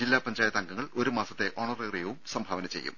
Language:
Malayalam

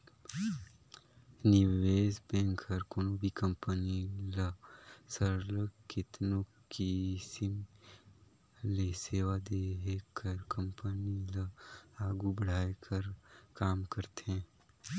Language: Chhattisgarhi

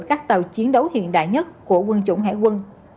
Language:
Vietnamese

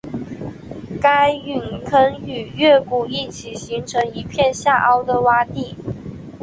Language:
Chinese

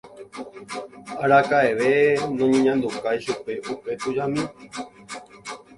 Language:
Guarani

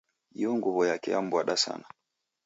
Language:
Taita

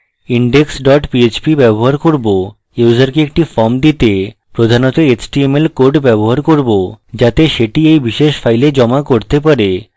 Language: Bangla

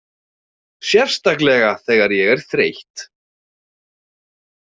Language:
Icelandic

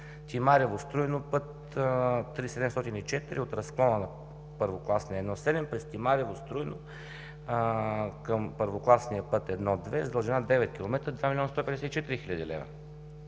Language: Bulgarian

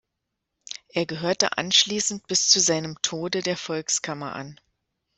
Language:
German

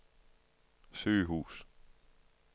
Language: Danish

